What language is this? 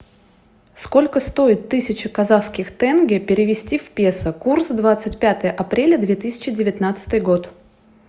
Russian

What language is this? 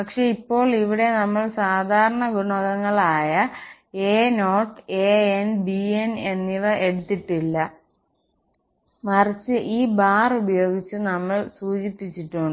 Malayalam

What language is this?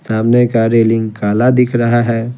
Hindi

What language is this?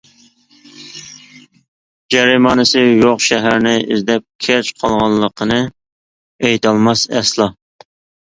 Uyghur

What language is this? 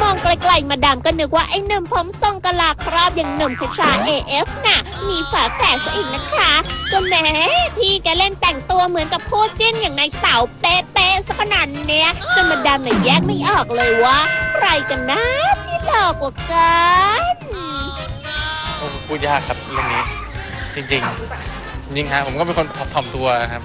Thai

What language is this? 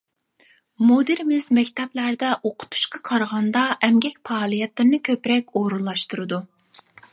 Uyghur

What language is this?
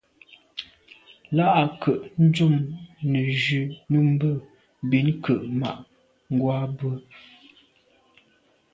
Medumba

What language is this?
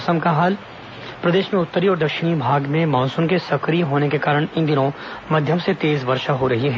Hindi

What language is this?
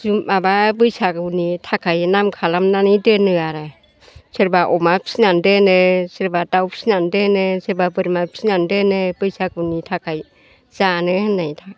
Bodo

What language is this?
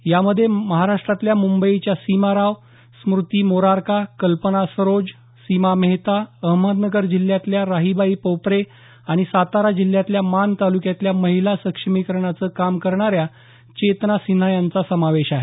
Marathi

